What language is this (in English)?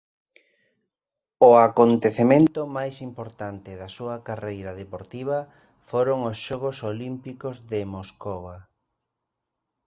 Galician